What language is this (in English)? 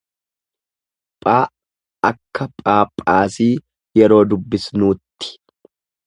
Oromo